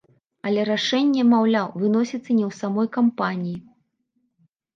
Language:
Belarusian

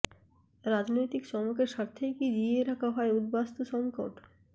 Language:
Bangla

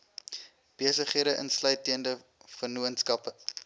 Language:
Afrikaans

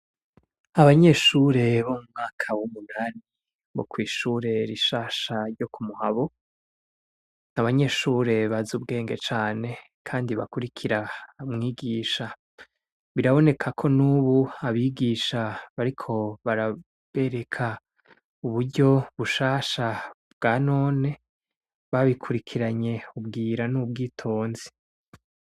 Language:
Rundi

